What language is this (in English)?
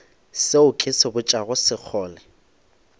Northern Sotho